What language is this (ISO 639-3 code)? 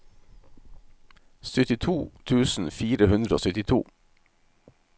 nor